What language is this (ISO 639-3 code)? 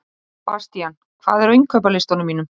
isl